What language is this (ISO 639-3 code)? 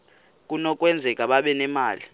xho